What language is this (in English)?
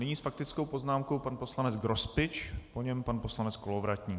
Czech